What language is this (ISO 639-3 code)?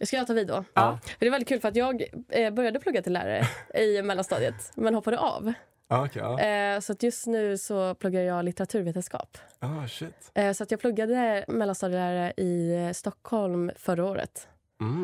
swe